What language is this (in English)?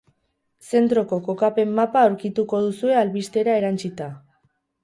Basque